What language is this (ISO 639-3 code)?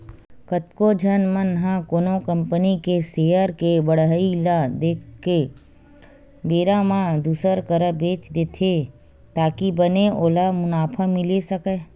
hne